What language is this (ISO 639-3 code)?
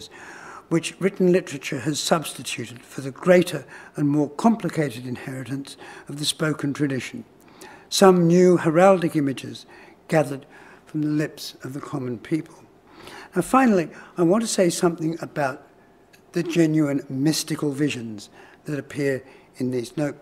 eng